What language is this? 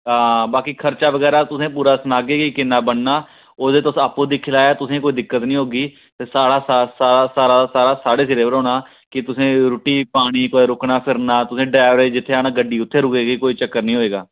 Dogri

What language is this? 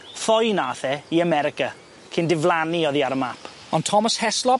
Welsh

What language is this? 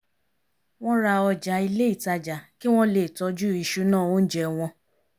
Yoruba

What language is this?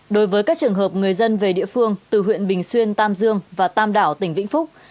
Vietnamese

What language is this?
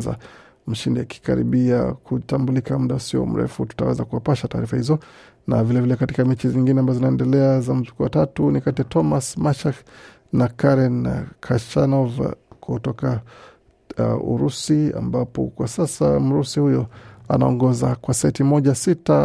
Swahili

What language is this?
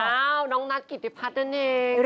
Thai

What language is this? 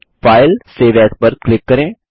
Hindi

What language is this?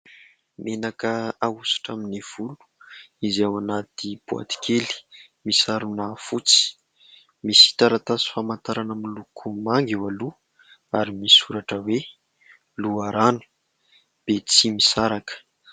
Malagasy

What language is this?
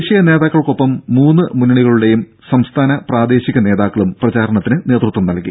Malayalam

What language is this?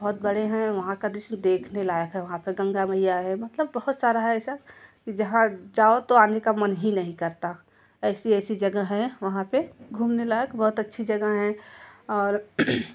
Hindi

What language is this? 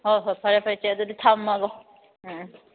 Manipuri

